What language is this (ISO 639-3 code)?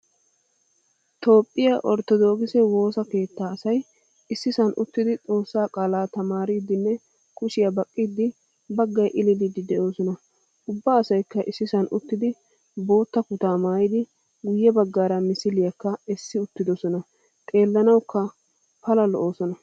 wal